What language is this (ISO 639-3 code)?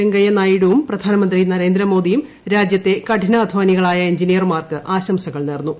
mal